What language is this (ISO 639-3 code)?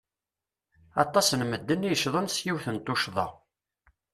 kab